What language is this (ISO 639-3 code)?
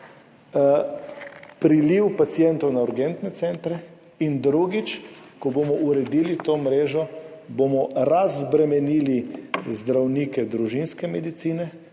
slv